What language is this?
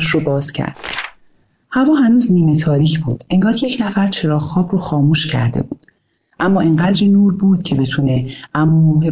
Persian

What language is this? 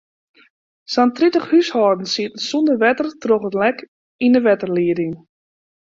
Western Frisian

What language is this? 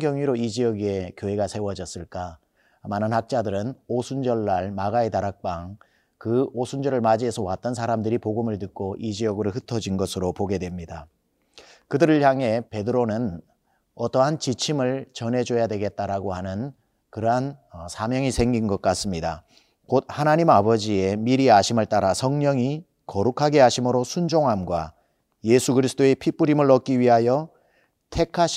Korean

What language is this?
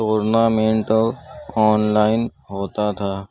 Urdu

